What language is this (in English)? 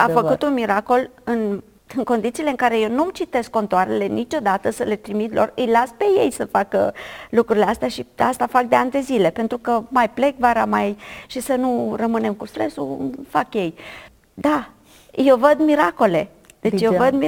Romanian